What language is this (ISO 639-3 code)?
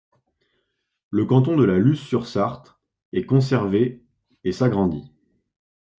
fra